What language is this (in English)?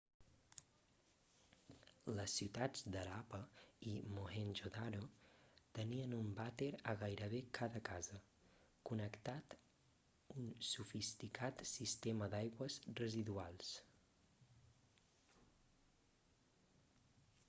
Catalan